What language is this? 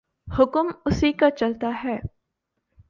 Urdu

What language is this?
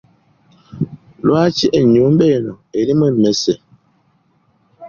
Ganda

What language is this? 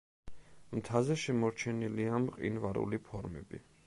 Georgian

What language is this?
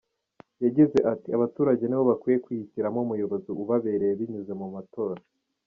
Kinyarwanda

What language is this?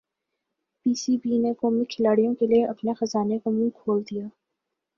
Urdu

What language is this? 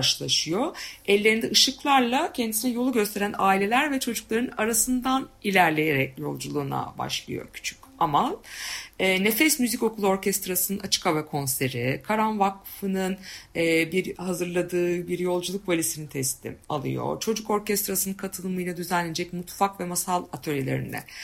Turkish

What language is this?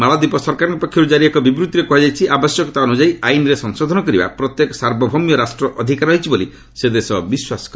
Odia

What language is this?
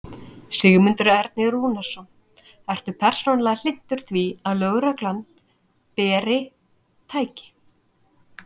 Icelandic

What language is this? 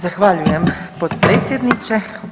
Croatian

